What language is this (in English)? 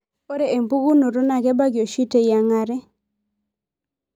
Masai